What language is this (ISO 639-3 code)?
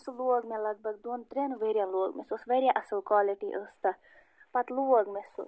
kas